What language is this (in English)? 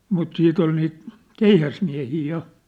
Finnish